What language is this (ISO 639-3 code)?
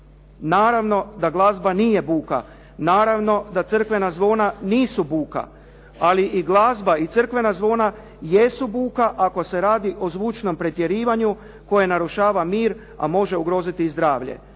hrv